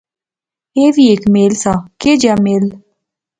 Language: Pahari-Potwari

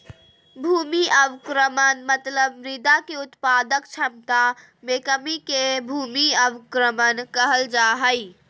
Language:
Magahi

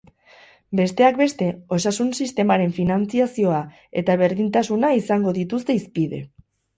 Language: Basque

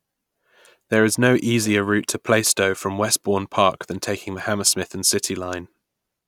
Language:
English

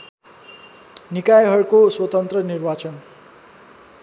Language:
Nepali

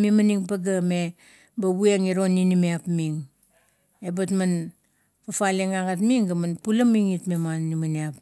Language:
Kuot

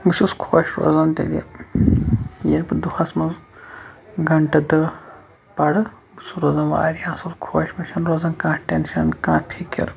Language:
Kashmiri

